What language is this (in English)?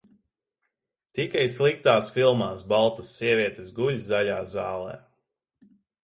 Latvian